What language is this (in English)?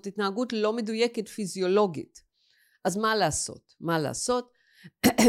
Hebrew